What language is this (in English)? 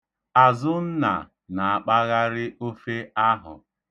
Igbo